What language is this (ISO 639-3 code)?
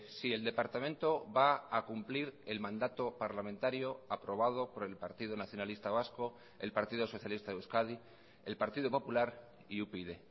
spa